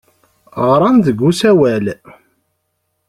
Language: Kabyle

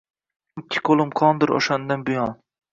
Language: Uzbek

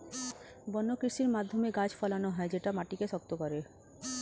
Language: Bangla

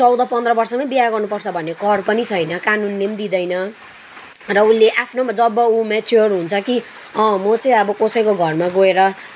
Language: Nepali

